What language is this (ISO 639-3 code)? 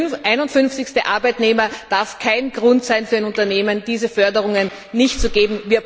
deu